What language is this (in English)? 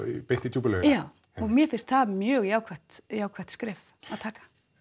Icelandic